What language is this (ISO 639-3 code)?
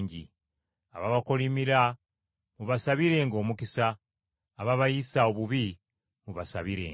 lug